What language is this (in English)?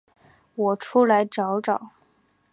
Chinese